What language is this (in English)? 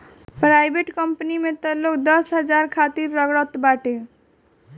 Bhojpuri